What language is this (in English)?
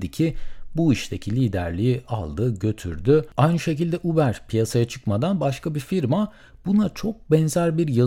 Turkish